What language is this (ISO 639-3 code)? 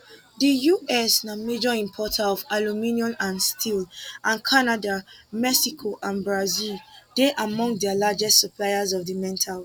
pcm